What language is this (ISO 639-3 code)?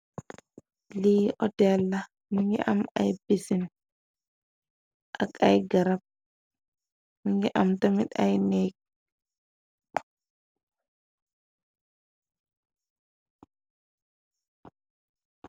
wol